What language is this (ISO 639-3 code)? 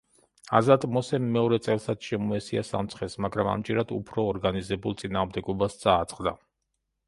kat